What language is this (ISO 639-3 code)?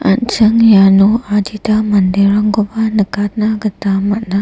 grt